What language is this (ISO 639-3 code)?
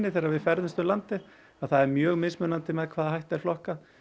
isl